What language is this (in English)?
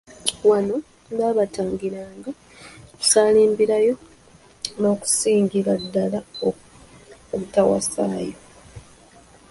Ganda